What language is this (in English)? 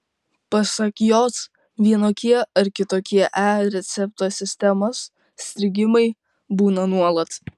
Lithuanian